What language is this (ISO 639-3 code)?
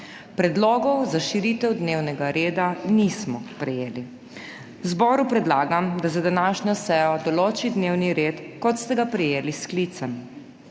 slv